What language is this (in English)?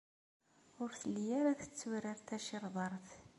Kabyle